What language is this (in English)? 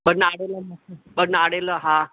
Sindhi